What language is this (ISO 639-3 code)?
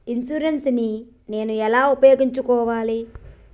tel